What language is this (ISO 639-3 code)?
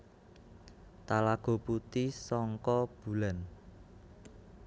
jav